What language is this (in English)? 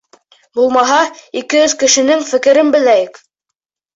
Bashkir